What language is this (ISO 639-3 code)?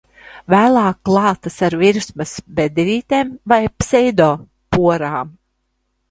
lav